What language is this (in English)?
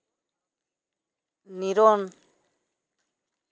Santali